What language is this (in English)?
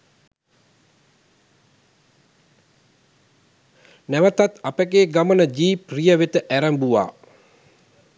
Sinhala